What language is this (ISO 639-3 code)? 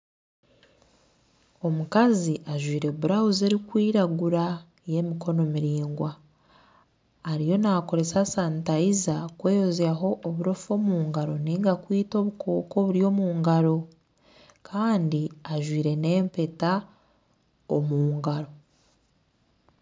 nyn